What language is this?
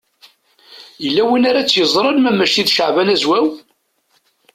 Kabyle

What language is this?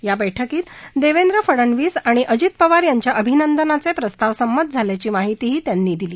Marathi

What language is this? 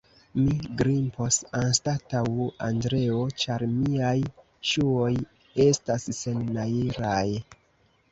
Esperanto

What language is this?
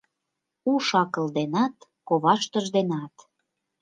Mari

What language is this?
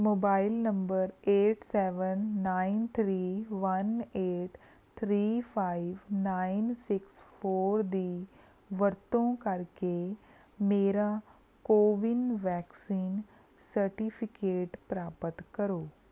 Punjabi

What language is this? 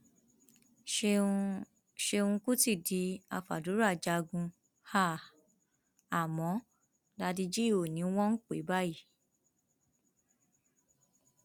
Yoruba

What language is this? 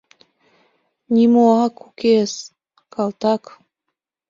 Mari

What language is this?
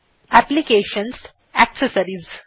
Bangla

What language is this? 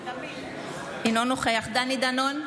Hebrew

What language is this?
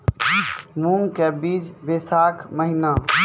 Maithili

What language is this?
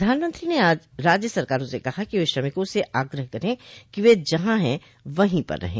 Hindi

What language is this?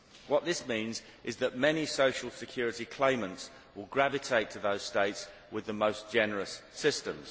English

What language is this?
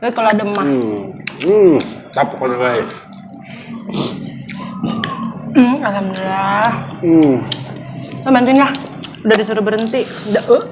Indonesian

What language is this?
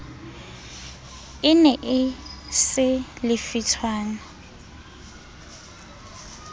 Southern Sotho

